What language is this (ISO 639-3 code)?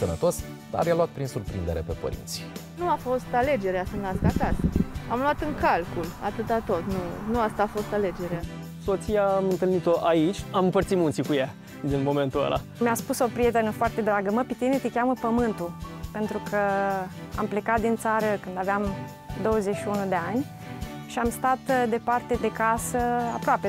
ron